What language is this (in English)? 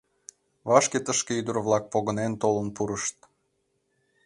Mari